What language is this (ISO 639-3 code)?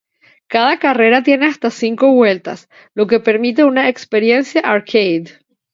spa